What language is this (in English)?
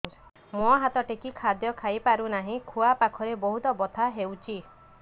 Odia